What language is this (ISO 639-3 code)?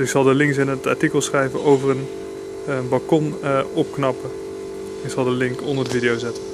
nld